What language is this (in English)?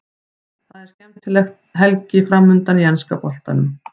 Icelandic